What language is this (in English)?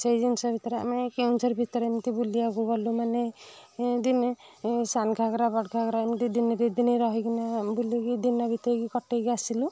Odia